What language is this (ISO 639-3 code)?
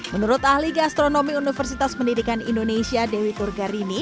ind